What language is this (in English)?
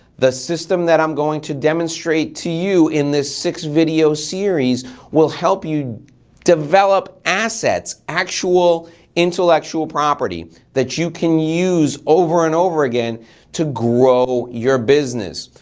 English